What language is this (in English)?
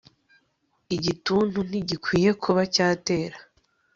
Kinyarwanda